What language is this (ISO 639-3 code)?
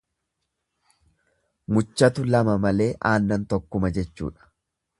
orm